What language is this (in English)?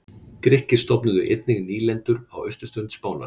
Icelandic